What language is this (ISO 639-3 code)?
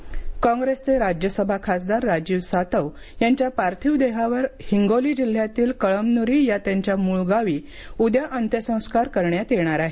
mar